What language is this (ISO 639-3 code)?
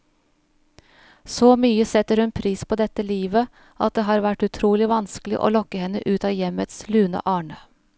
nor